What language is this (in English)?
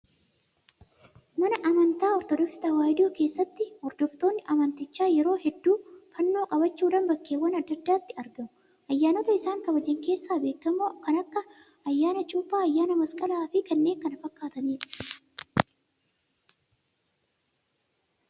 Oromo